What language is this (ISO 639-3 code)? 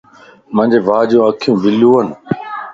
lss